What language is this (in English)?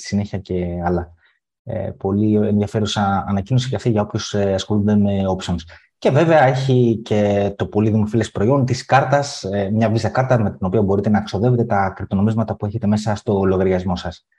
Greek